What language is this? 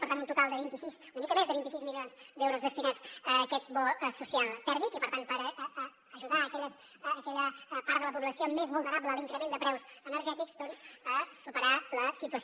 Catalan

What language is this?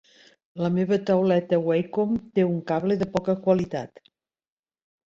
Catalan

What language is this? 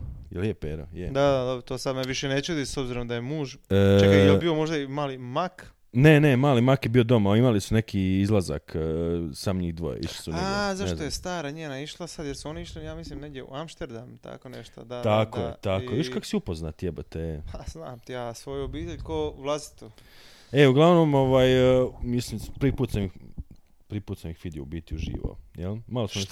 Croatian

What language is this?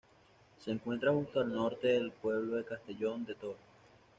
Spanish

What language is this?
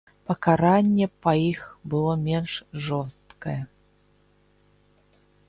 Belarusian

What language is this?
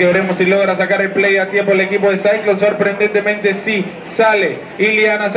Spanish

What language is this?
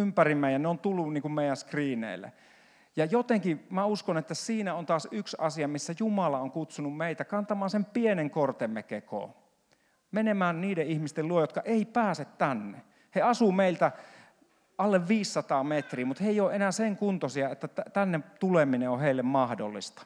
Finnish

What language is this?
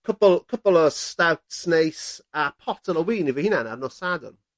Welsh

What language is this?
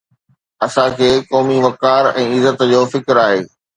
Sindhi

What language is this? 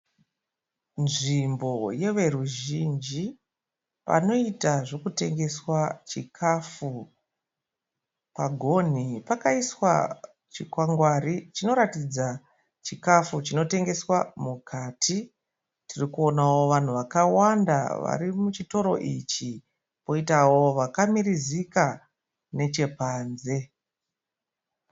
Shona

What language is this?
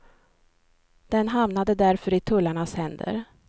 Swedish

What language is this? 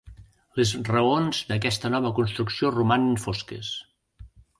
Catalan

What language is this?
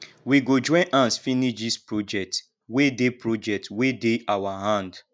Nigerian Pidgin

